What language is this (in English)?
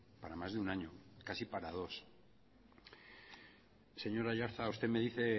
Spanish